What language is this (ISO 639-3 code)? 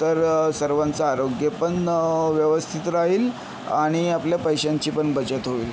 mar